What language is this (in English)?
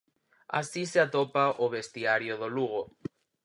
Galician